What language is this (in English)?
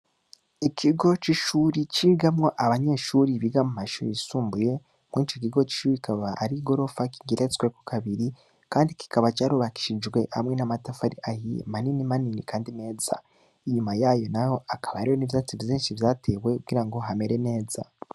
Rundi